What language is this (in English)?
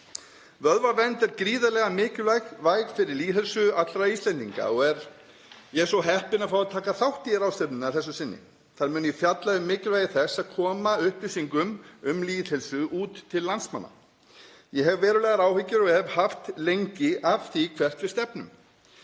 Icelandic